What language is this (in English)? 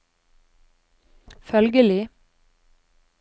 Norwegian